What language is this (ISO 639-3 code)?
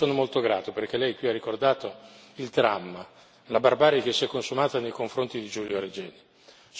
ita